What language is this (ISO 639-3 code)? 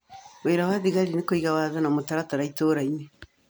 kik